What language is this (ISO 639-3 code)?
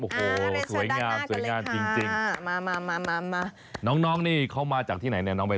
tha